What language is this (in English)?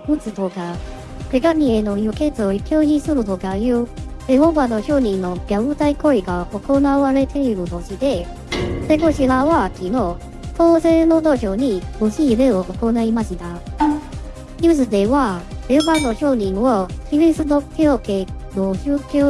Japanese